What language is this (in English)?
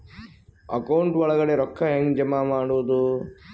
Kannada